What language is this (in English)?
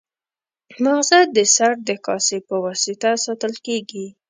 Pashto